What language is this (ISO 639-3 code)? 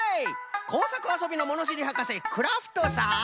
jpn